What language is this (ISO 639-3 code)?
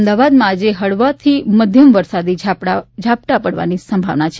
guj